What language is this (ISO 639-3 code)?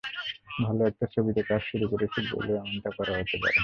ben